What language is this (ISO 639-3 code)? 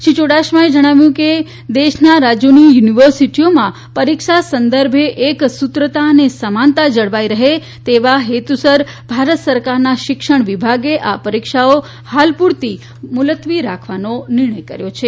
guj